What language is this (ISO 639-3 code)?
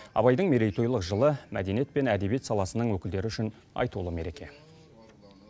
kaz